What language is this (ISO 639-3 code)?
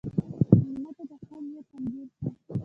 pus